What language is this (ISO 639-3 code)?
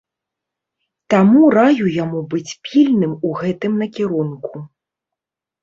bel